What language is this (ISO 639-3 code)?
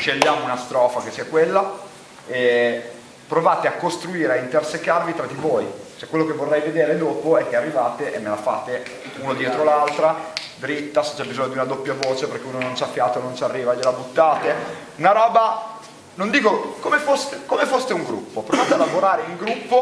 ita